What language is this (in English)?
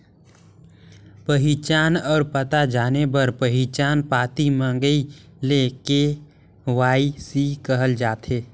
Chhattisgarhi